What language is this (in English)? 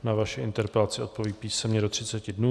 Czech